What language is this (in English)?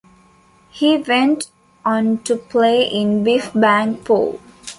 English